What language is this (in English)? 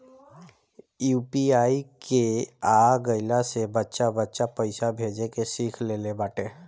Bhojpuri